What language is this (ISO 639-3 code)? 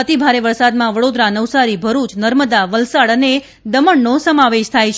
guj